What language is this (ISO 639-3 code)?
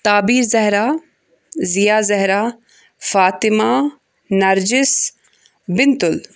kas